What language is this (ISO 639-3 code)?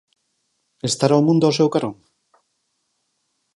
glg